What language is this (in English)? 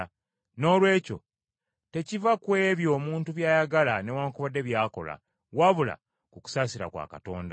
Ganda